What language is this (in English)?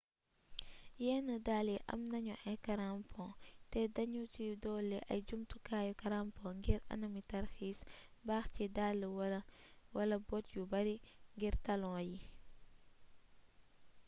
Wolof